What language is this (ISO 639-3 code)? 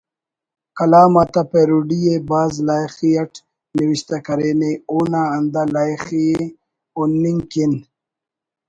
brh